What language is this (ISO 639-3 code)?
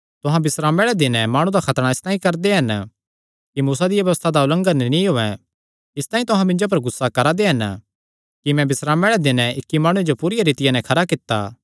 xnr